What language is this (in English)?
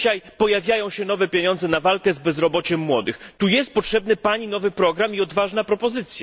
Polish